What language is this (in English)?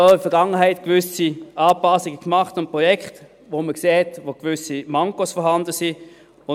Swiss German